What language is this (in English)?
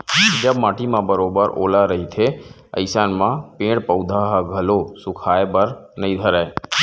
Chhattisgarhi